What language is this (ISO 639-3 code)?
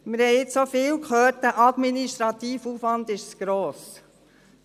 gsw